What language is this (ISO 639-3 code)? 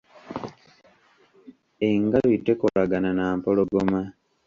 lug